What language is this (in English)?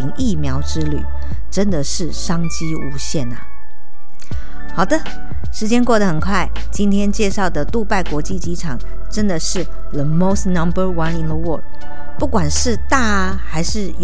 Chinese